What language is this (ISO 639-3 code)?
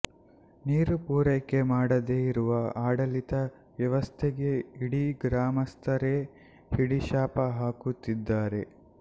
kan